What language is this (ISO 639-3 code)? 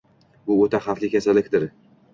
uzb